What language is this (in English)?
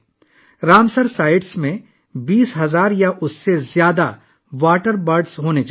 Urdu